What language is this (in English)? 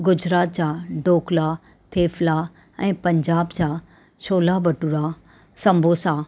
Sindhi